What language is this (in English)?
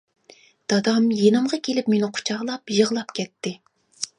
Uyghur